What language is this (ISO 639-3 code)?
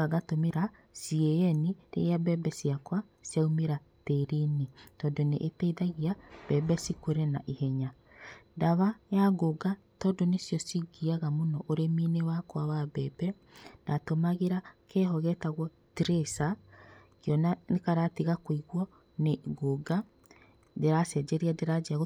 kik